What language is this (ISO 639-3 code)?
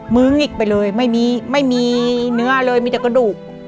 tha